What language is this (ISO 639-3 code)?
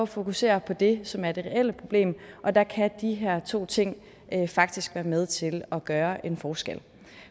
dan